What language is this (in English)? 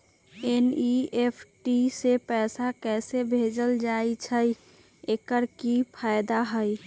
Magahi